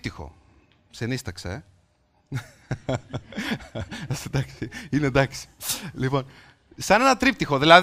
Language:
Greek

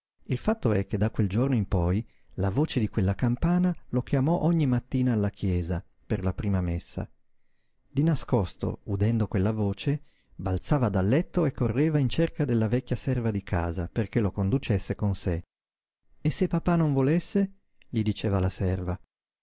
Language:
Italian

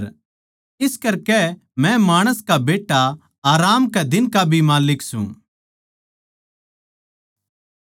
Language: Haryanvi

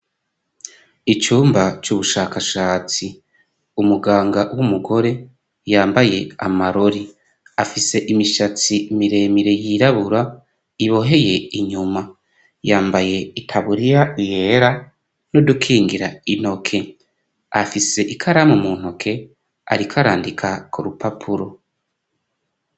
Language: Rundi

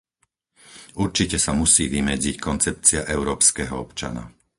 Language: Slovak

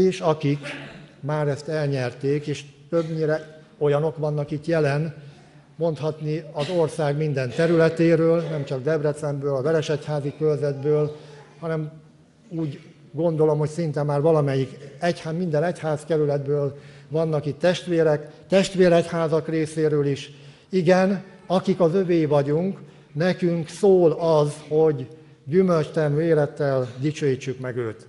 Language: Hungarian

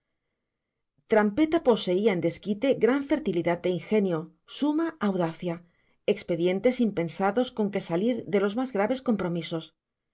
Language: Spanish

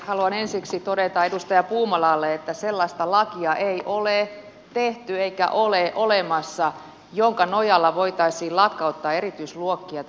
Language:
Finnish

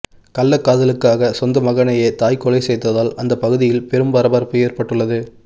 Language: Tamil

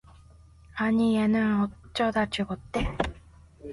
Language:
Korean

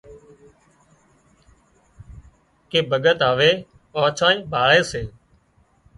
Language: Wadiyara Koli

